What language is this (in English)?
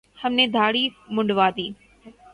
Urdu